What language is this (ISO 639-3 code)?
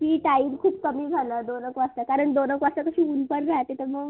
mar